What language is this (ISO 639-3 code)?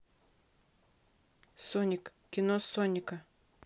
rus